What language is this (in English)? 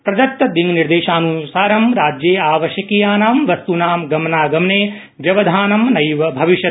Sanskrit